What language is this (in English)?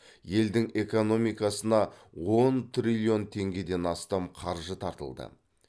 Kazakh